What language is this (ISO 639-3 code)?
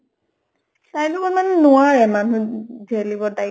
asm